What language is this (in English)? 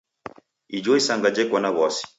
Taita